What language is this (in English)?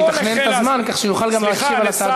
Hebrew